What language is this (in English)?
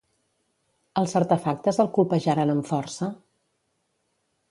Catalan